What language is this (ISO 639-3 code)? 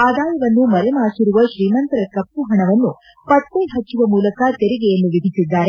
kan